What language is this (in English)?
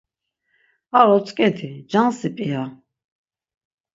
Laz